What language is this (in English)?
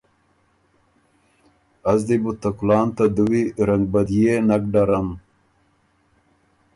Ormuri